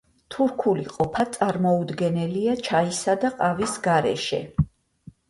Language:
Georgian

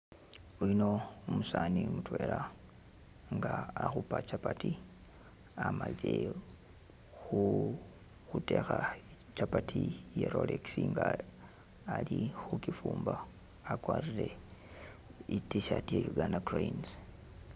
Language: Masaaba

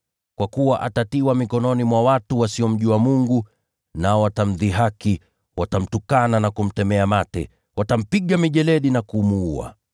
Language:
Swahili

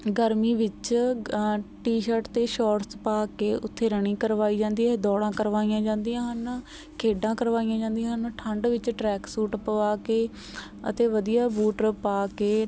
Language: Punjabi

